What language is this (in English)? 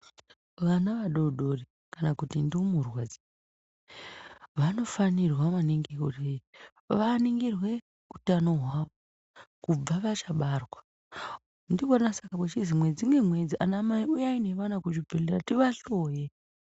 Ndau